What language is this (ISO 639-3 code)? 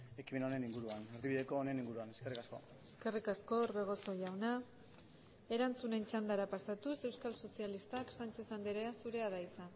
eus